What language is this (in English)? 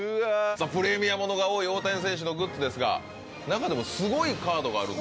Japanese